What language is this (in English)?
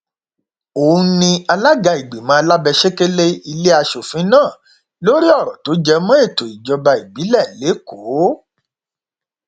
Yoruba